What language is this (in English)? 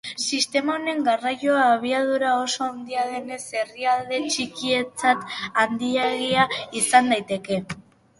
Basque